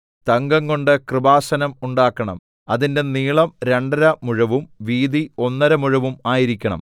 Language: Malayalam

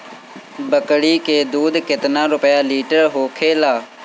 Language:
Bhojpuri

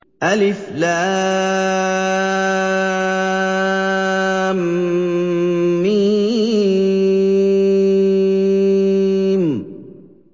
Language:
Arabic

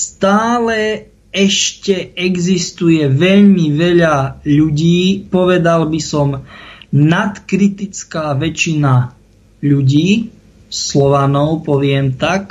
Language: Czech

